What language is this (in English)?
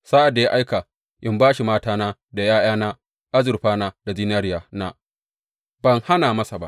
Hausa